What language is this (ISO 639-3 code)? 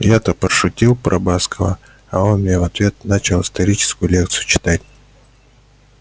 rus